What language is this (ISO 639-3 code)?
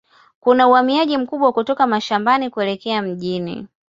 swa